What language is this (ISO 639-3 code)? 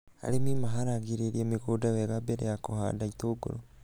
kik